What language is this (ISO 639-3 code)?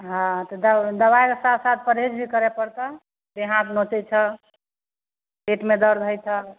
mai